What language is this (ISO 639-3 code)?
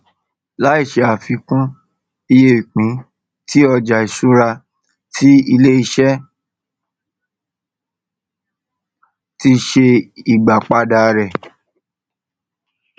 yor